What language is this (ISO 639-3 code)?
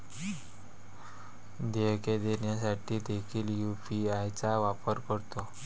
mar